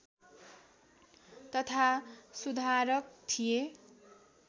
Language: Nepali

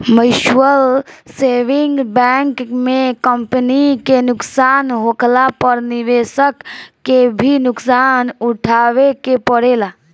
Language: Bhojpuri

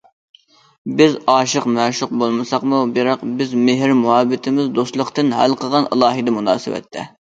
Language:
Uyghur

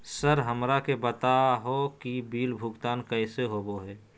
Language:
Magahi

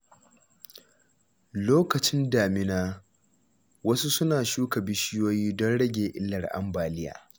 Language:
Hausa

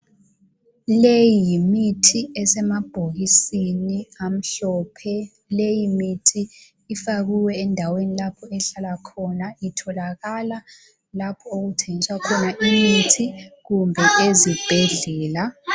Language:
North Ndebele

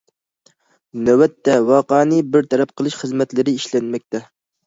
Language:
Uyghur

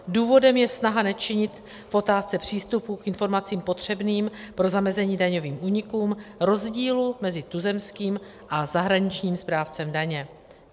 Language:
Czech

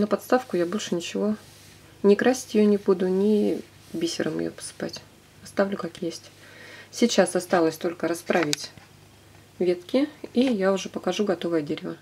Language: Russian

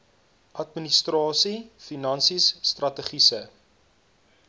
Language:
Afrikaans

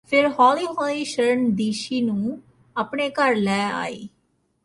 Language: Punjabi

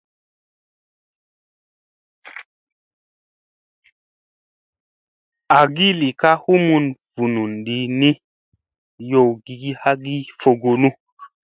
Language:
Musey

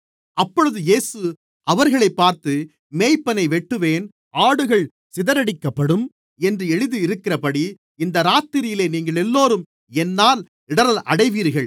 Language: Tamil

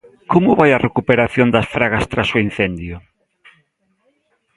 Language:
Galician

